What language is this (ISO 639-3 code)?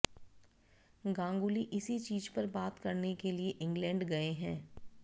hin